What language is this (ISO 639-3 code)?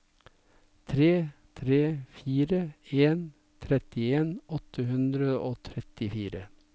nor